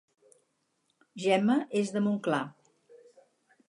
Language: Catalan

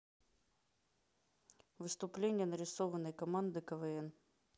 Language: Russian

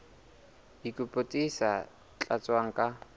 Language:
Southern Sotho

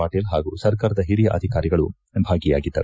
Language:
Kannada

